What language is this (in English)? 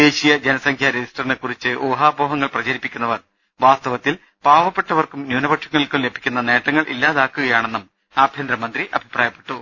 Malayalam